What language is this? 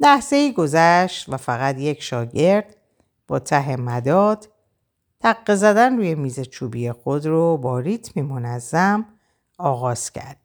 Persian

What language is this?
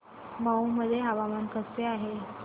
Marathi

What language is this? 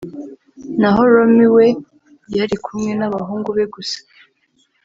Kinyarwanda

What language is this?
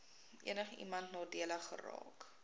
Afrikaans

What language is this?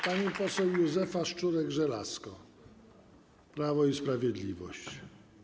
Polish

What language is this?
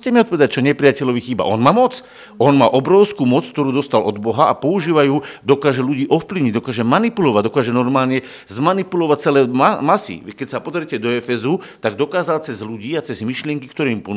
Slovak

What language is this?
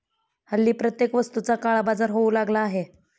Marathi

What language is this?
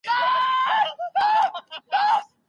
Pashto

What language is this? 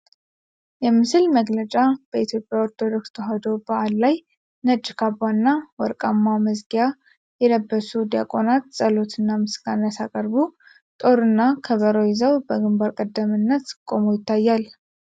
Amharic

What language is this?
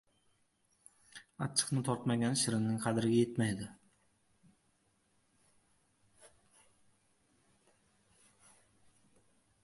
Uzbek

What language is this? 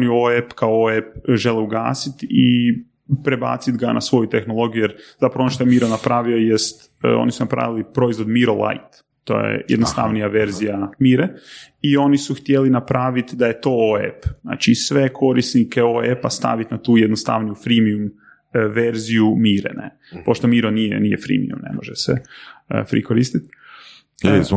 Croatian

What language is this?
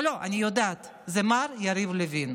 Hebrew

